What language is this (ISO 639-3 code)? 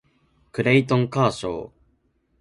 jpn